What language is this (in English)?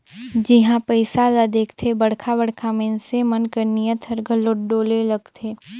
Chhattisgarhi